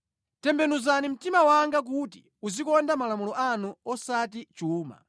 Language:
Nyanja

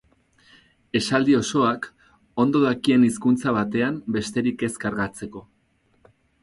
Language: Basque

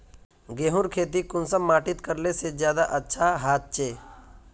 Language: Magahi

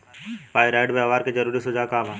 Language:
Bhojpuri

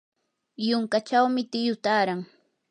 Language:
Yanahuanca Pasco Quechua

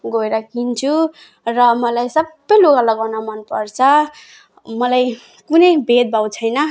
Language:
Nepali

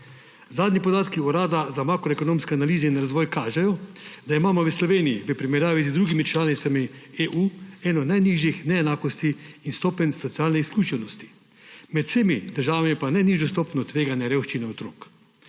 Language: Slovenian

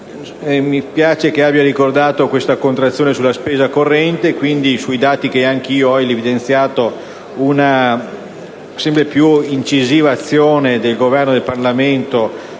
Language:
Italian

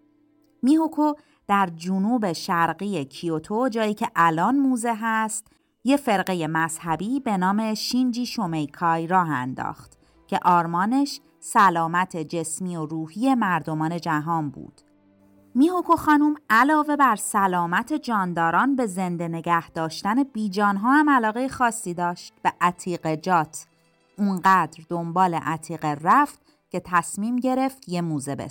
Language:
Persian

